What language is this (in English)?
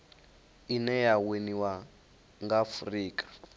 Venda